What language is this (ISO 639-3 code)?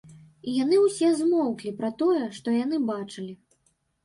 bel